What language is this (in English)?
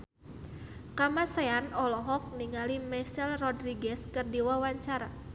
Sundanese